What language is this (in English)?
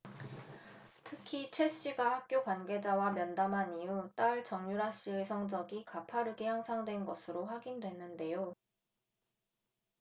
Korean